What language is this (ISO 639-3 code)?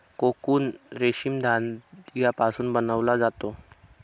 mar